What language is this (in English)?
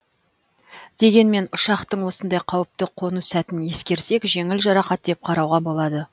Kazakh